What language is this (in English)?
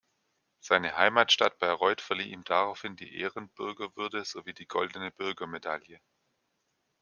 German